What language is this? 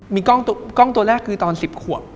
Thai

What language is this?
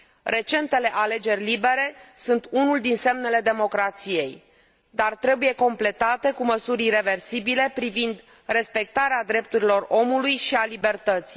Romanian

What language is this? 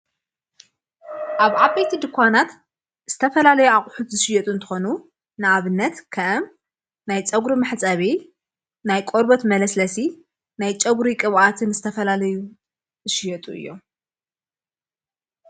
Tigrinya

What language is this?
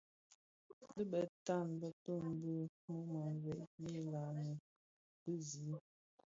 Bafia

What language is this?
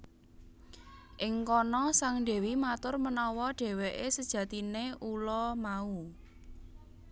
Javanese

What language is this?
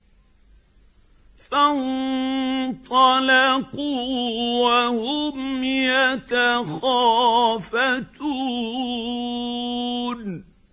Arabic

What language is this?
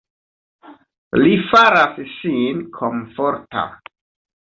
Esperanto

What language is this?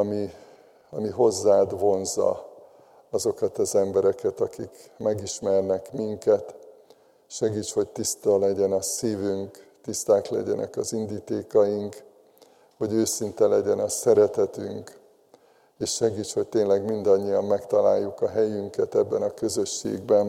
Hungarian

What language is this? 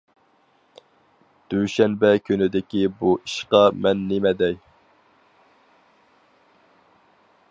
Uyghur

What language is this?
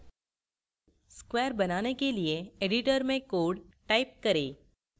Hindi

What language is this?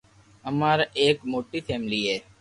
Loarki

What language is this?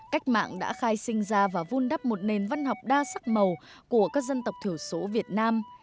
Vietnamese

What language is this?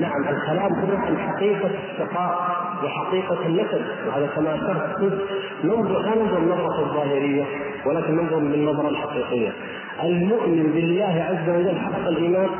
Arabic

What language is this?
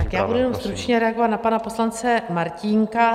Czech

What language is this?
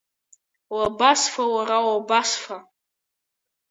Abkhazian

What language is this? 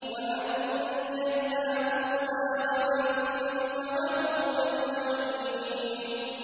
Arabic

